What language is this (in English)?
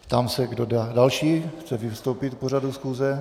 Czech